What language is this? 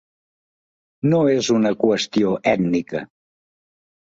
Catalan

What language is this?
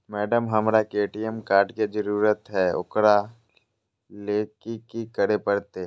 Magahi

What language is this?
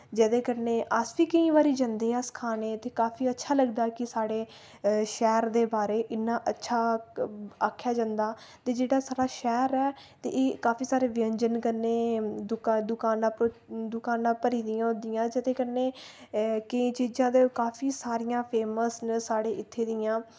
Dogri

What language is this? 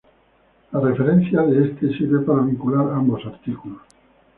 Spanish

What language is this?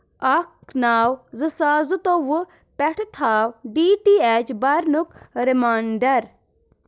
Kashmiri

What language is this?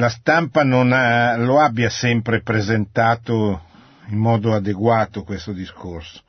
Italian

